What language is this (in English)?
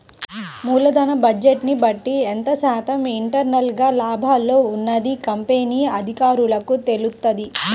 Telugu